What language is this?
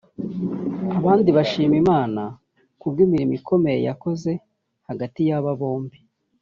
Kinyarwanda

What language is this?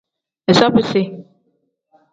Tem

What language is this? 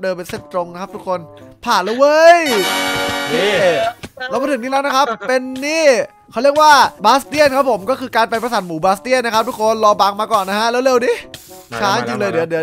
Thai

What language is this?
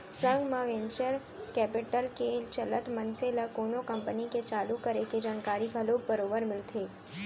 Chhattisgarhi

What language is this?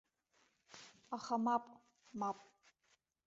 Abkhazian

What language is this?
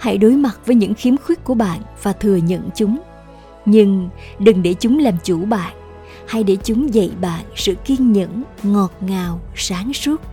Vietnamese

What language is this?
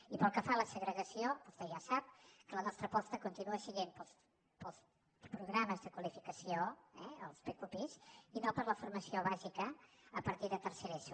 Catalan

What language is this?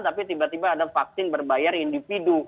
Indonesian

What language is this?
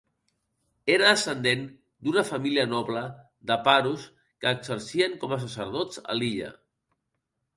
Catalan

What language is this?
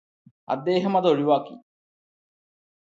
Malayalam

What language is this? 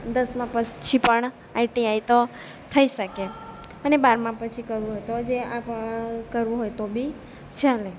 Gujarati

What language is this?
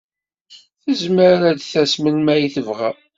Kabyle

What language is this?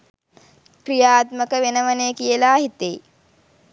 Sinhala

